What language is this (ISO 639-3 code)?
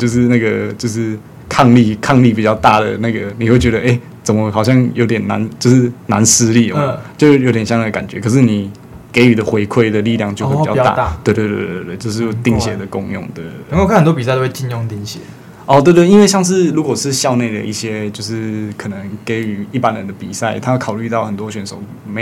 zho